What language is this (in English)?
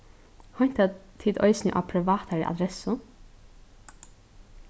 Faroese